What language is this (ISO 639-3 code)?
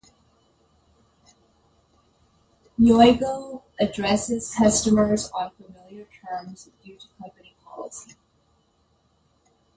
eng